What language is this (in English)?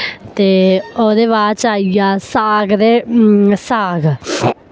Dogri